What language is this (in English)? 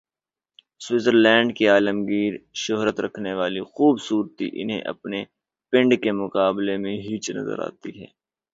Urdu